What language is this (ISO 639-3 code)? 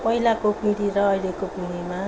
nep